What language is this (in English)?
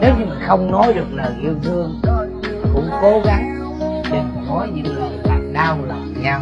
Vietnamese